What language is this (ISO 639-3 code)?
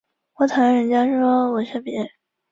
zho